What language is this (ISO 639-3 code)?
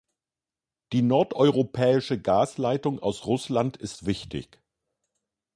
deu